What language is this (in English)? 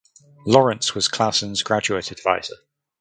English